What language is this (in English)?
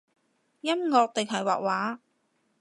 Cantonese